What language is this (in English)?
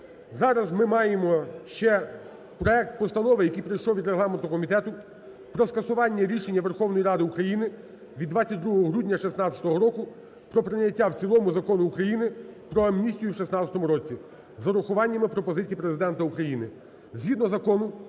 Ukrainian